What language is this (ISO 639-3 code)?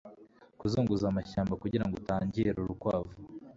kin